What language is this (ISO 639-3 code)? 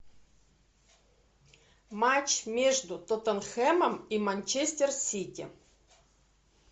rus